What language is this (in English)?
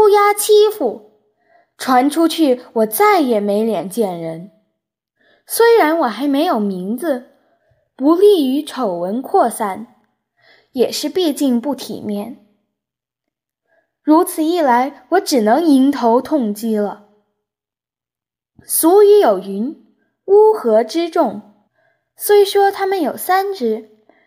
Chinese